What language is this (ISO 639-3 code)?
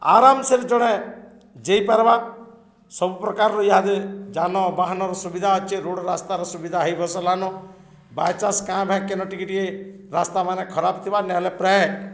ori